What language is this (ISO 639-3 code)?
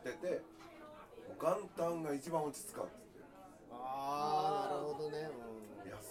jpn